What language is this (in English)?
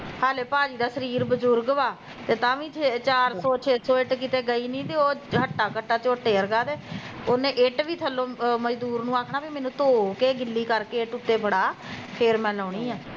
Punjabi